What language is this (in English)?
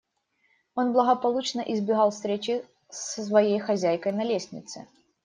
Russian